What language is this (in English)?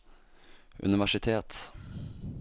Norwegian